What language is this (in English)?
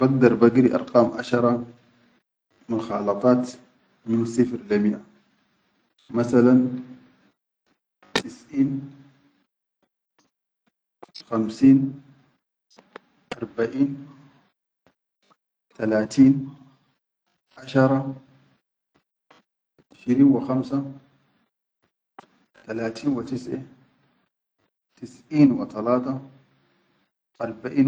Chadian Arabic